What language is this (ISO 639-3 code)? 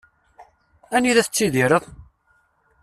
kab